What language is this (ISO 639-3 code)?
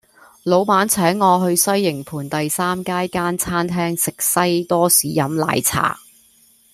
yue